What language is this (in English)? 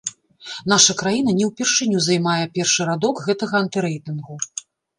Belarusian